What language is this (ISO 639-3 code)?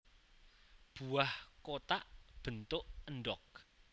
jav